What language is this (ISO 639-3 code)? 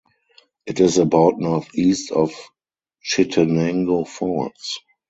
eng